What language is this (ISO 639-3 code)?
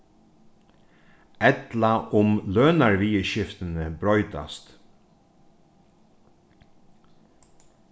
fao